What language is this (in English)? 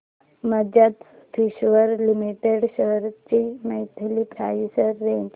Marathi